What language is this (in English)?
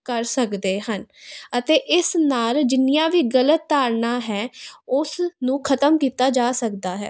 Punjabi